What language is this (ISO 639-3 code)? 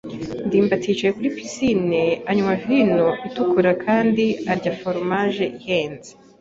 kin